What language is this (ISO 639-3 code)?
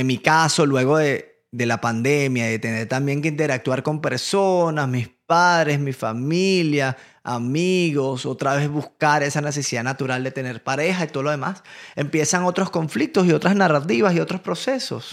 spa